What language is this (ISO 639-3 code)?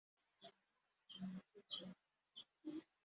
kin